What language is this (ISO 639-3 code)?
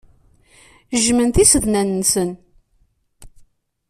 kab